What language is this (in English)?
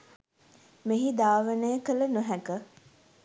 Sinhala